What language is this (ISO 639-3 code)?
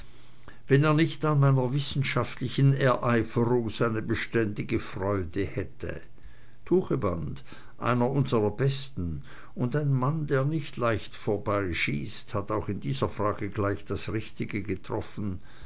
deu